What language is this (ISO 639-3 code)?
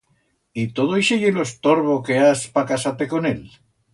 arg